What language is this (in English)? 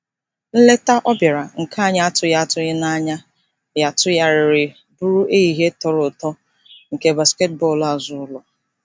Igbo